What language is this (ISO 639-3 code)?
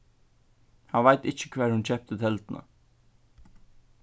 fao